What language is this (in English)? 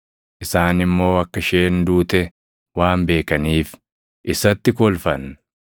Oromo